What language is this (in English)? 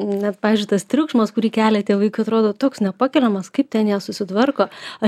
Lithuanian